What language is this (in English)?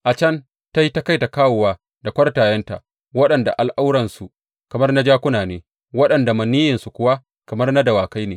Hausa